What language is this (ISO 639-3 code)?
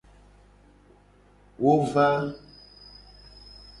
gej